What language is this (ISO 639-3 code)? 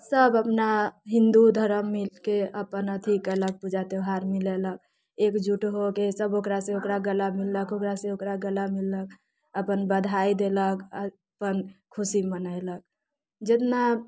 mai